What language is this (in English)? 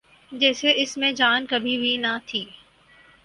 Urdu